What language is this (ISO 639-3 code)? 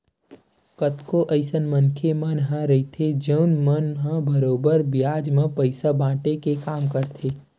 hne